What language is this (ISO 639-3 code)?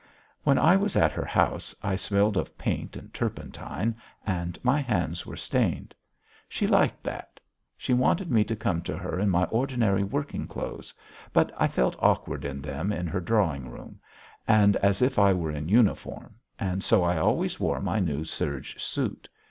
eng